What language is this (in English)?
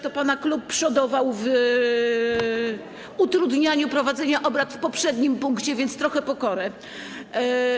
Polish